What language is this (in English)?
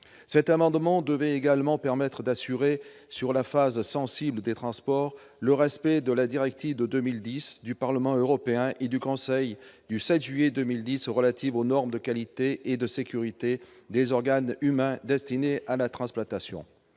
French